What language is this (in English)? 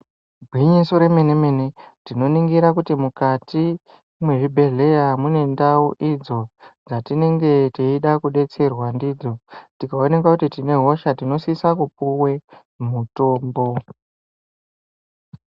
Ndau